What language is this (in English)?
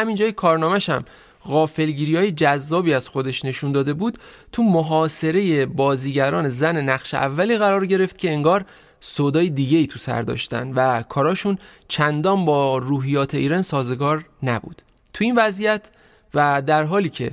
Persian